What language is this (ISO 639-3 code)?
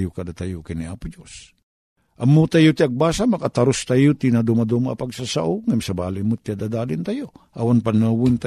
fil